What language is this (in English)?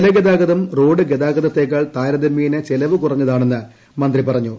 Malayalam